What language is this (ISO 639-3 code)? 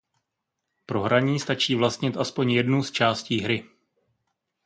ces